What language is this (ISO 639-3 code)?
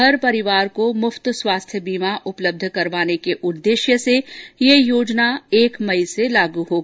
hin